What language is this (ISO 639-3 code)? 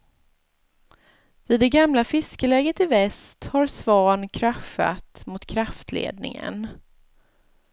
swe